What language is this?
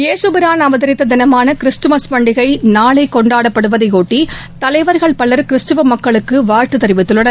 Tamil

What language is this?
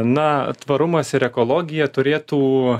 Lithuanian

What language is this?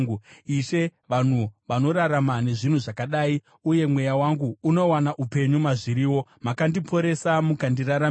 Shona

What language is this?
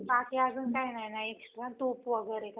Marathi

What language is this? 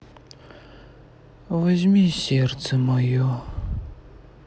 Russian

